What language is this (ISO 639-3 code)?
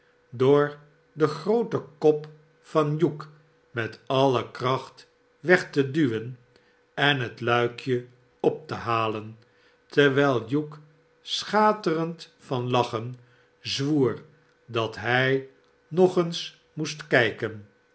nld